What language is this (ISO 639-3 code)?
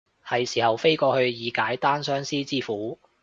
yue